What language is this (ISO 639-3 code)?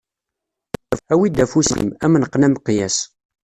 kab